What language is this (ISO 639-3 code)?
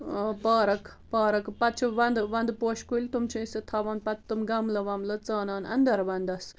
kas